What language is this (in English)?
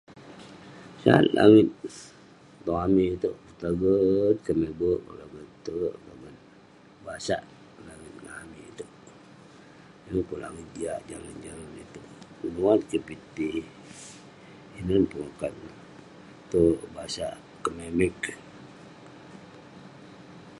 Western Penan